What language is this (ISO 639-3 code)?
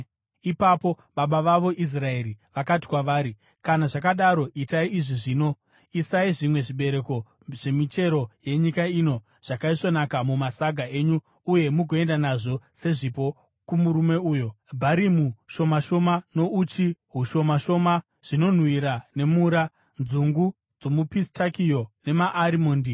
sna